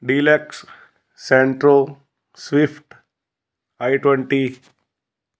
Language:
Punjabi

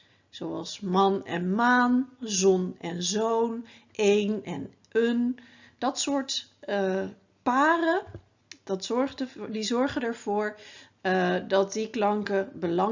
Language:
Dutch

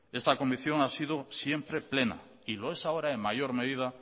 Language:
Spanish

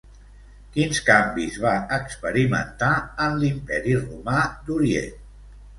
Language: Catalan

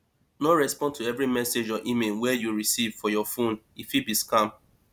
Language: Nigerian Pidgin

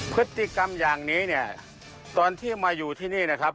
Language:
Thai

